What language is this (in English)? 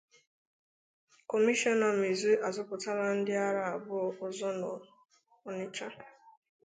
Igbo